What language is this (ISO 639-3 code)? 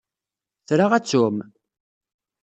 kab